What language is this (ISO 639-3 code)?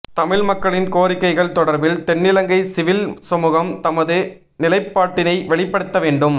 tam